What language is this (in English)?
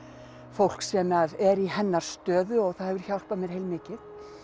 Icelandic